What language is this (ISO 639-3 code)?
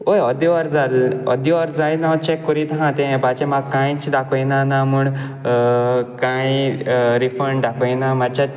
kok